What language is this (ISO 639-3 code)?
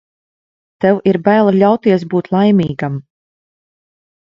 lav